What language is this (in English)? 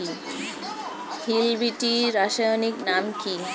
Bangla